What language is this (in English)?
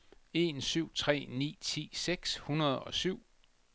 Danish